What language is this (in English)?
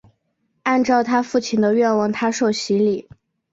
Chinese